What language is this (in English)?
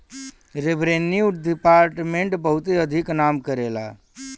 Bhojpuri